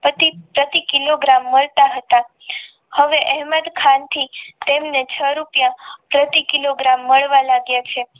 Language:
Gujarati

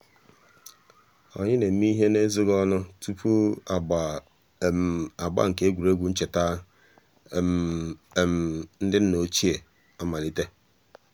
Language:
Igbo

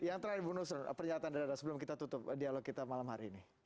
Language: Indonesian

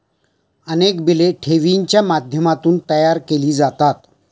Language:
Marathi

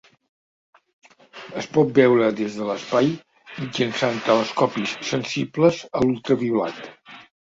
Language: Catalan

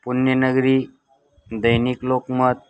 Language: Marathi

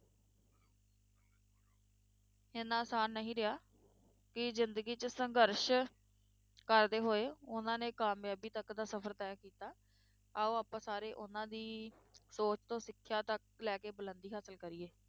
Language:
Punjabi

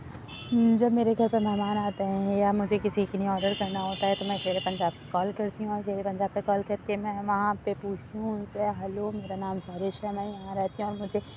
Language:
Urdu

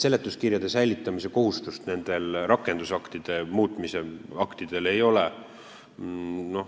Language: Estonian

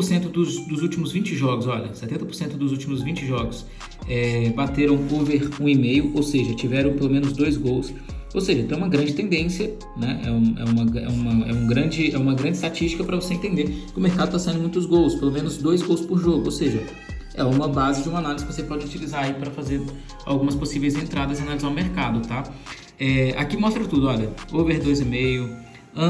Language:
Portuguese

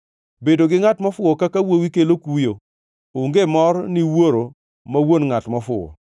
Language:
Luo (Kenya and Tanzania)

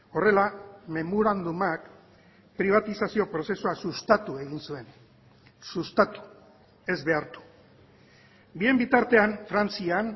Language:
Basque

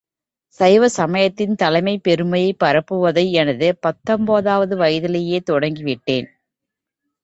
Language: Tamil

